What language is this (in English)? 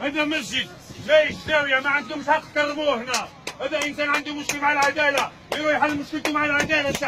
Arabic